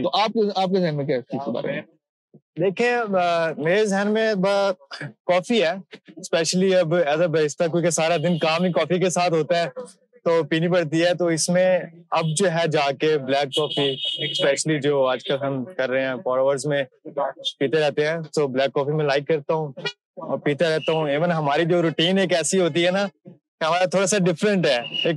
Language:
Urdu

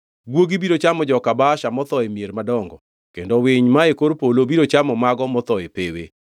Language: Luo (Kenya and Tanzania)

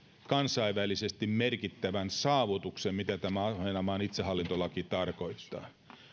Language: Finnish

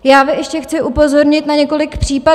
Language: Czech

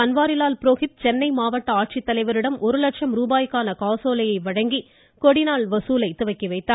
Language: Tamil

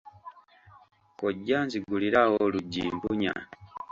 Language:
Ganda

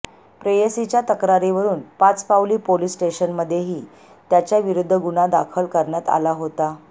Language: Marathi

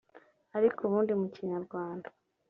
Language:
Kinyarwanda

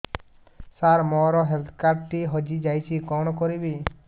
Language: Odia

